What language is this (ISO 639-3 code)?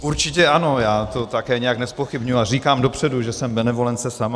ces